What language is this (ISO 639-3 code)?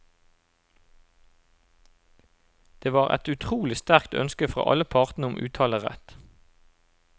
nor